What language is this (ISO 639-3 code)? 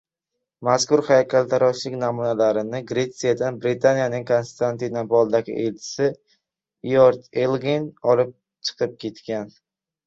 uzb